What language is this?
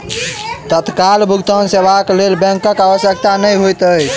Maithili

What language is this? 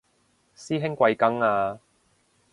Cantonese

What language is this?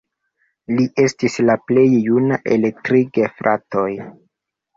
Esperanto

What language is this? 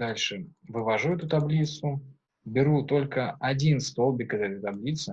Russian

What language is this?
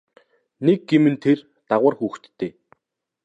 Mongolian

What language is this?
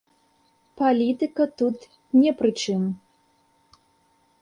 Belarusian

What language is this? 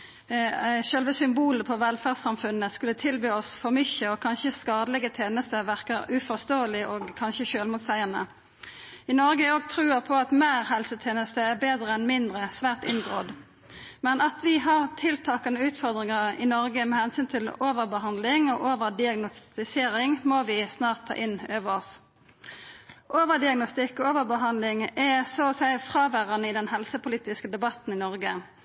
Norwegian Nynorsk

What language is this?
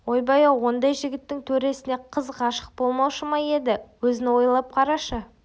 Kazakh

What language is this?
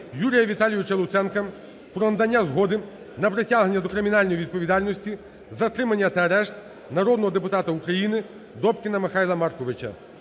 Ukrainian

